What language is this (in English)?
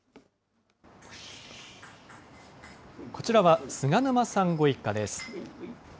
Japanese